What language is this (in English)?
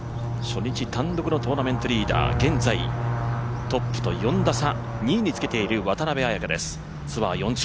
Japanese